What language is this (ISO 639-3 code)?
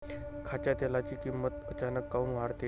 mar